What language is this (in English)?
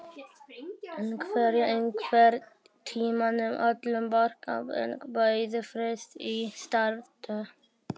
Icelandic